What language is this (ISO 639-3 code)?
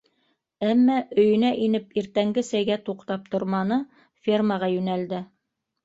bak